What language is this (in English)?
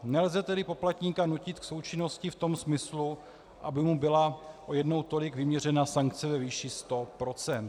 Czech